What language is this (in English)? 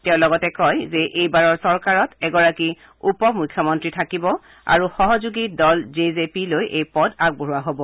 Assamese